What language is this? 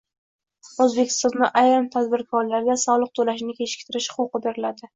Uzbek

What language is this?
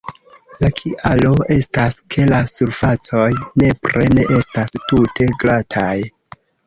Esperanto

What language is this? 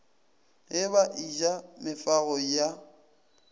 Northern Sotho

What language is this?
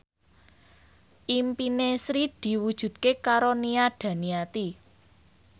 Javanese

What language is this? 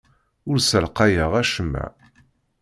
Kabyle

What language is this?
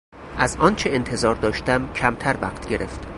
Persian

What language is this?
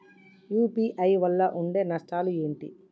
Telugu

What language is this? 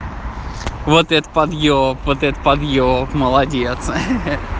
Russian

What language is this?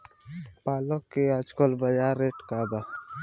Bhojpuri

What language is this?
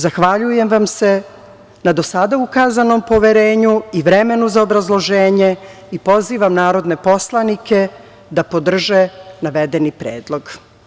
Serbian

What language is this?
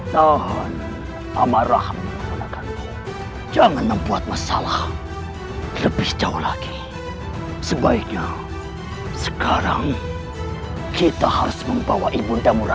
Indonesian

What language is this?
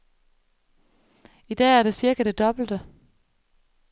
Danish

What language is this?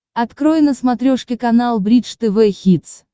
Russian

